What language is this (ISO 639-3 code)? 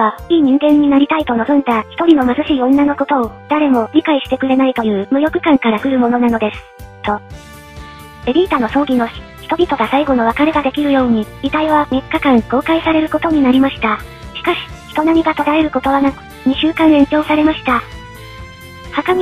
jpn